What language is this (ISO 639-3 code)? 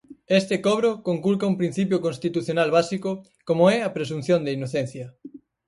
glg